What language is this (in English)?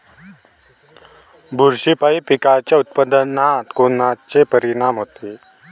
Marathi